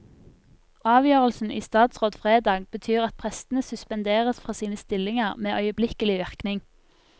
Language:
Norwegian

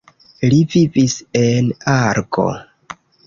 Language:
Esperanto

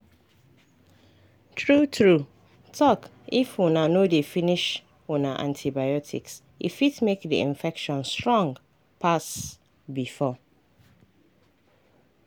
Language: Nigerian Pidgin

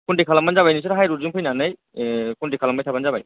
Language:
Bodo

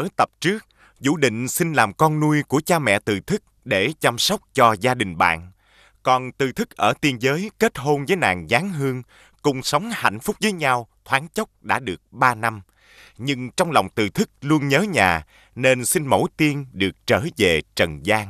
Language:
Vietnamese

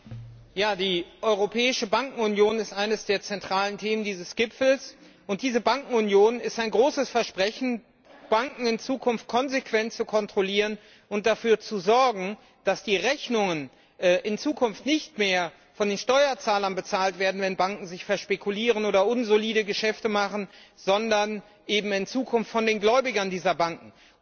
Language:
German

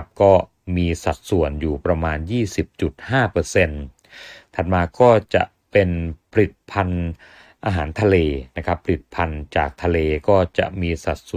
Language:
Thai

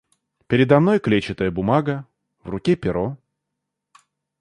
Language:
Russian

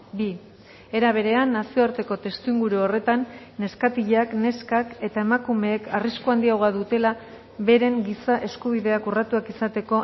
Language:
Basque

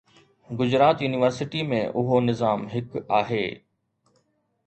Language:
Sindhi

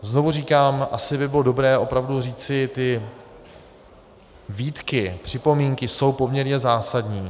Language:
Czech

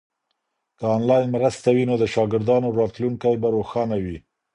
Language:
Pashto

